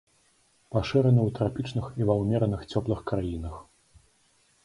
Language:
Belarusian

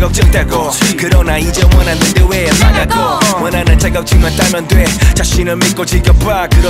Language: Korean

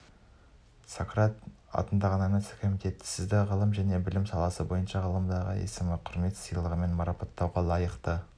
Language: Kazakh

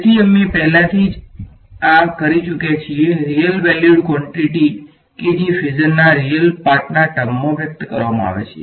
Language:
Gujarati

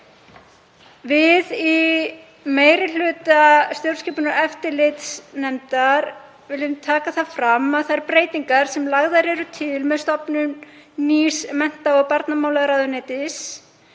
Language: Icelandic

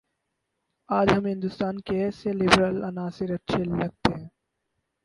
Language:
Urdu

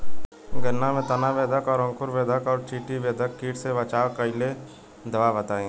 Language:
Bhojpuri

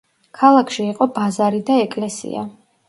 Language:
Georgian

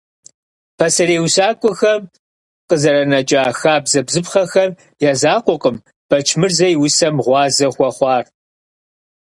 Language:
Kabardian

